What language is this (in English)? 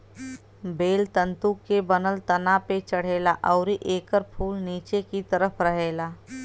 Bhojpuri